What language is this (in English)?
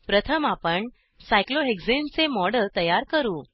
Marathi